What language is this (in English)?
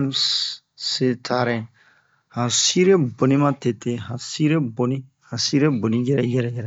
Bomu